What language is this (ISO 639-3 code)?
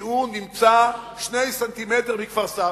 heb